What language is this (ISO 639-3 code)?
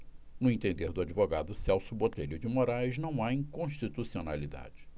por